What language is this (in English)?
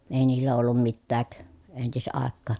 Finnish